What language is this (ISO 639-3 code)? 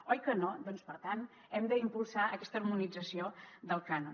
cat